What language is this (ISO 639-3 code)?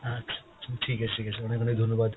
ben